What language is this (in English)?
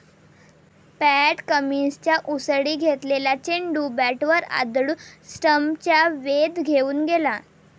Marathi